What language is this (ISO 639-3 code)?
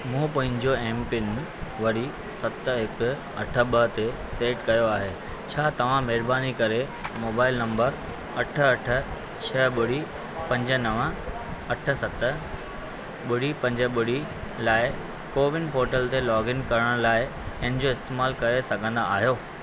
snd